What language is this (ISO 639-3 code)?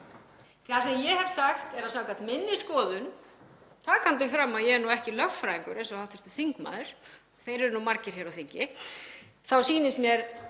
isl